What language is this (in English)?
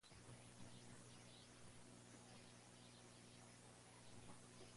Spanish